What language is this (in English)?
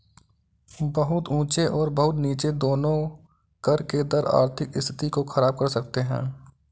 Hindi